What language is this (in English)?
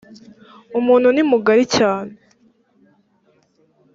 Kinyarwanda